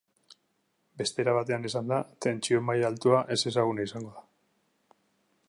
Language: Basque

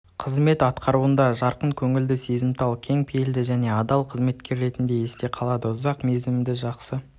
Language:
Kazakh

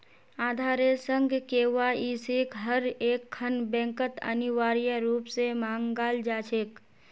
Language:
Magahi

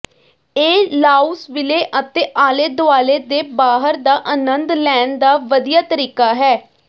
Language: Punjabi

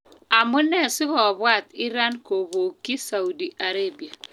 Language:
Kalenjin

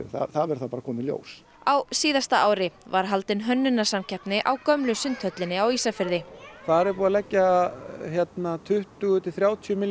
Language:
Icelandic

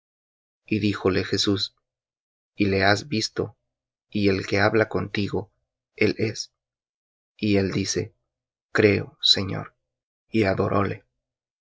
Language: Spanish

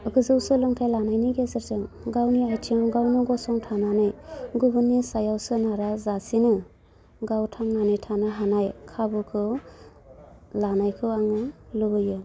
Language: Bodo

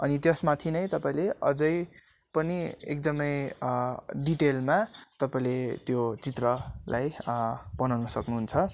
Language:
Nepali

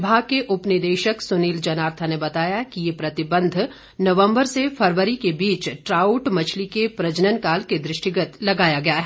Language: Hindi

